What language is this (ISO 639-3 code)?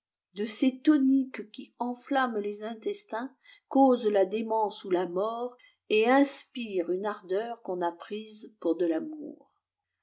fra